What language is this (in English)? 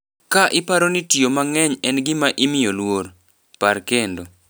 Luo (Kenya and Tanzania)